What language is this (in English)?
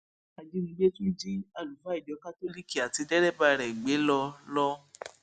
Yoruba